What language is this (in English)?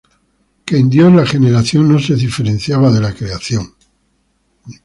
Spanish